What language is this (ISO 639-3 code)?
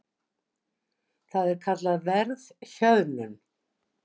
isl